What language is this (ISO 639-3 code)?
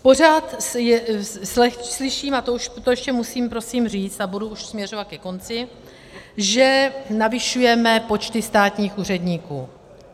ces